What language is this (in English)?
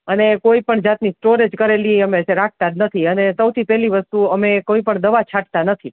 Gujarati